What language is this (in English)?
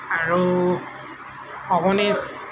Assamese